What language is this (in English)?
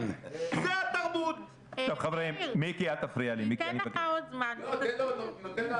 Hebrew